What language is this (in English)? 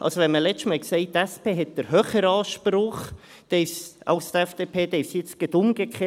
Swiss German